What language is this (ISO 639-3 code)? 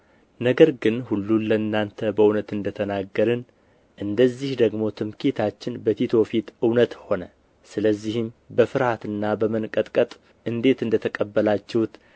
amh